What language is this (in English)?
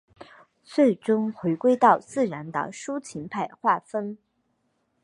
Chinese